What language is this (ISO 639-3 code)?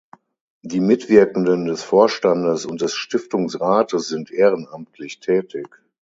deu